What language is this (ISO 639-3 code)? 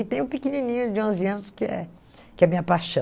por